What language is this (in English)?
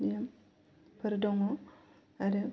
Bodo